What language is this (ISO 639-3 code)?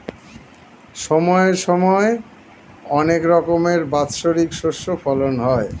ben